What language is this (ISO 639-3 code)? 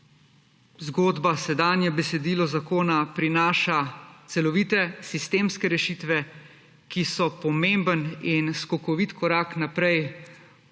slv